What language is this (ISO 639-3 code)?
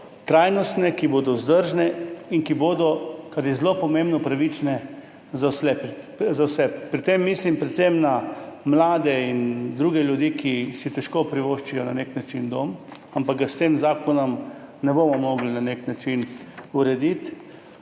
slv